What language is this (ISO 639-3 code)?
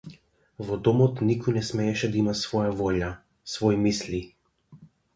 mkd